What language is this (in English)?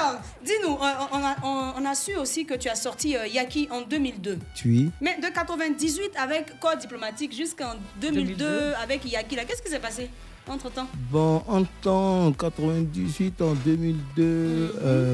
French